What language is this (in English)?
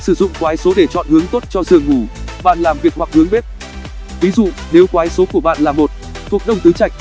Vietnamese